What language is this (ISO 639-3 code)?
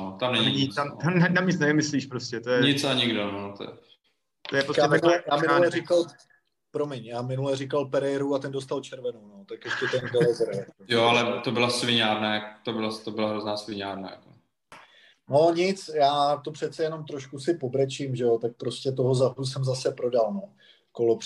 ces